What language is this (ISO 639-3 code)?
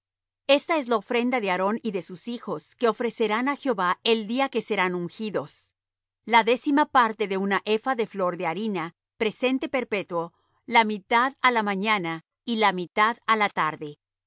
spa